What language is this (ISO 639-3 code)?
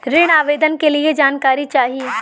bho